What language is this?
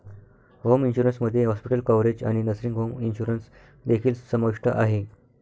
Marathi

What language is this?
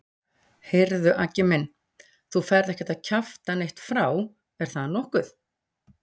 Icelandic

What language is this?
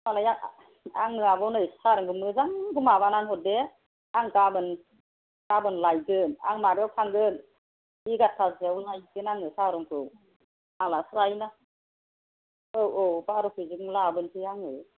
Bodo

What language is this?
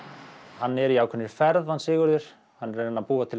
Icelandic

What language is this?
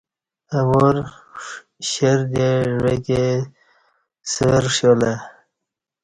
Kati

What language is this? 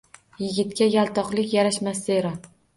Uzbek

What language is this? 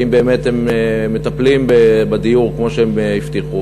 Hebrew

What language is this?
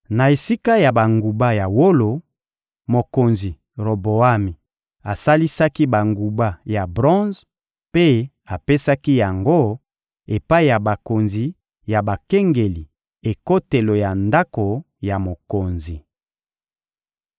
Lingala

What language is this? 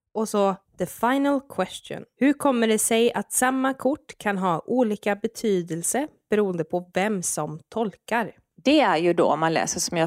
Swedish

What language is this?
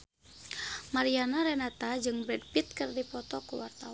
Sundanese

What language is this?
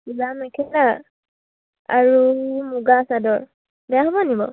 Assamese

